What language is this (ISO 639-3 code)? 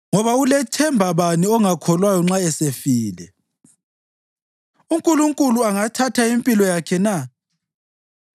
nde